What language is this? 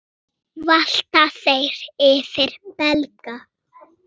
Icelandic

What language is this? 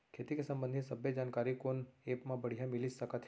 Chhattisgarhi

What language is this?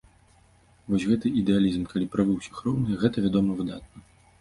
Belarusian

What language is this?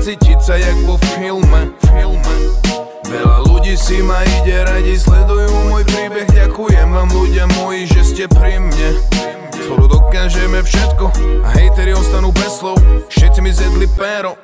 Slovak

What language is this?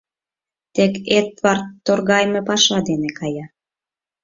Mari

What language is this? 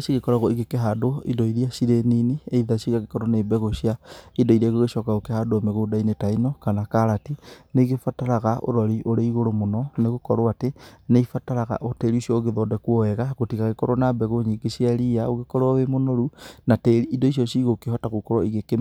Kikuyu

